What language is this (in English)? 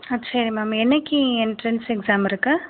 Tamil